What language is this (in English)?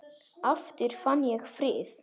Icelandic